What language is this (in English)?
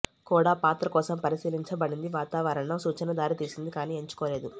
Telugu